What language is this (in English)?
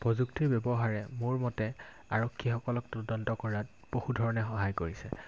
Assamese